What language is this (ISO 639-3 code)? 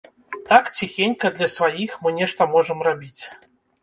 bel